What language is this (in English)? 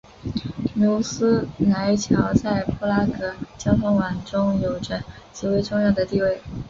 Chinese